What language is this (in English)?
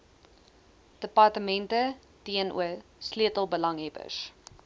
Afrikaans